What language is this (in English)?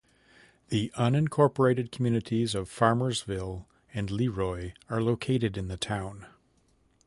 English